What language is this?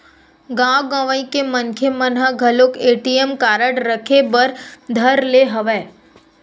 Chhattisgarhi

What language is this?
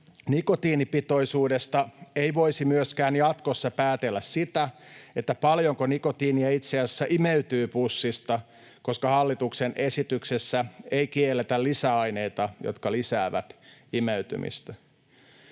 Finnish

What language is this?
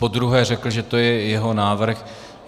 Czech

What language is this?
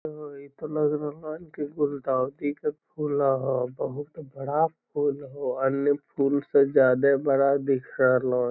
Magahi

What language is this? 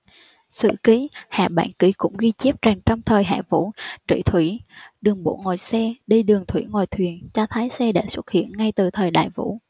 Vietnamese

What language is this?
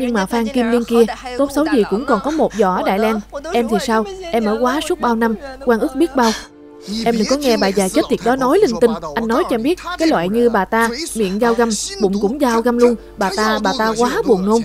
Vietnamese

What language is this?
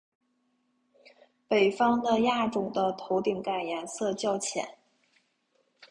Chinese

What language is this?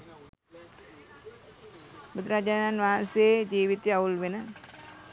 Sinhala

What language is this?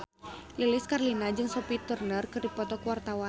Sundanese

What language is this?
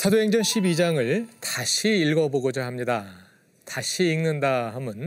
Korean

